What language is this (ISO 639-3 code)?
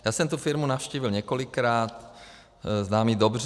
ces